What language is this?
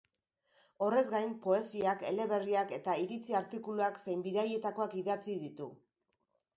Basque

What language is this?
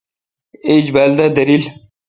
Kalkoti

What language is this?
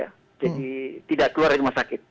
Indonesian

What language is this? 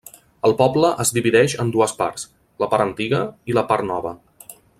Catalan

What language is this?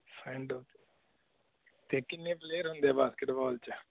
Punjabi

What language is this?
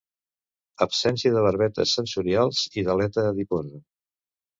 Catalan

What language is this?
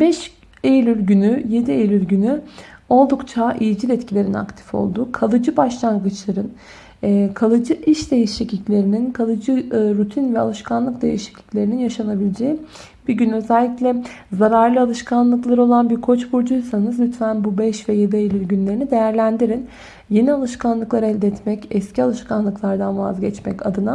Turkish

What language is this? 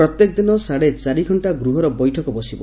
Odia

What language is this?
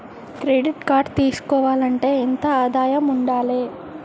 Telugu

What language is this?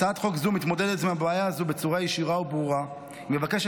Hebrew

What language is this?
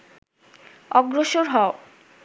Bangla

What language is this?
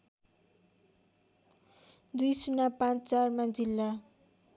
Nepali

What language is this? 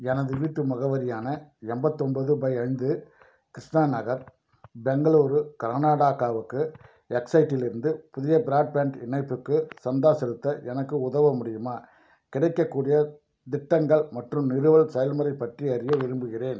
Tamil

